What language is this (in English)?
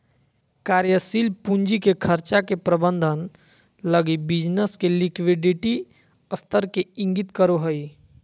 Magahi